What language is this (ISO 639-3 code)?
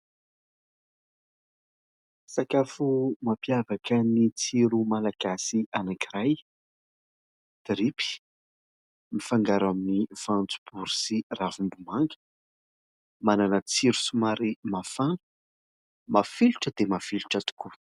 mlg